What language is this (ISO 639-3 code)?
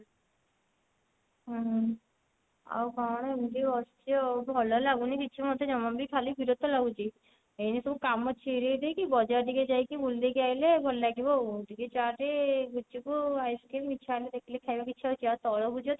ori